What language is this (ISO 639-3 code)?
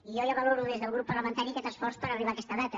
cat